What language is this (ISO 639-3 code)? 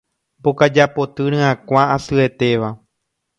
grn